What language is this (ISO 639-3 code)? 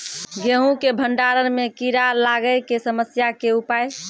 mai